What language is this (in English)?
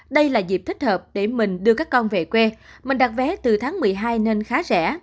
Vietnamese